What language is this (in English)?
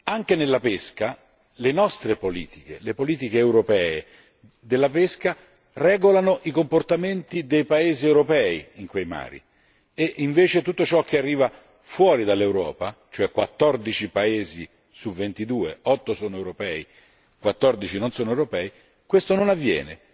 Italian